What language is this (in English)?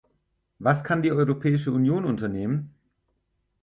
German